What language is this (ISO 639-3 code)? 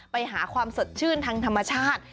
tha